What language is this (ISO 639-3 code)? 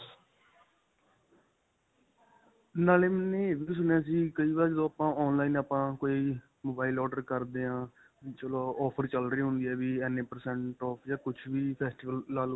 pan